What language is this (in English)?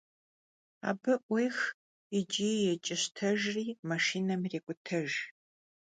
Kabardian